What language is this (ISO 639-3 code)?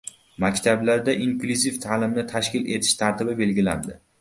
uzb